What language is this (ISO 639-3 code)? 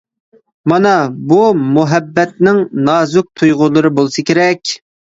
uig